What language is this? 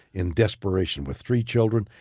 English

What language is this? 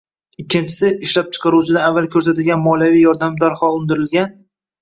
Uzbek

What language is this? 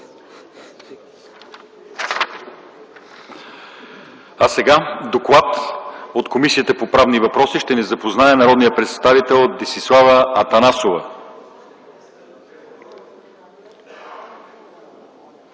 Bulgarian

